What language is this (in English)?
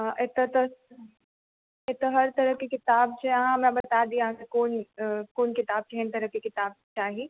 Maithili